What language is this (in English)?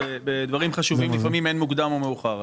Hebrew